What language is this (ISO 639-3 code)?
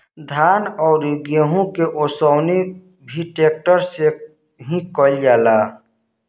bho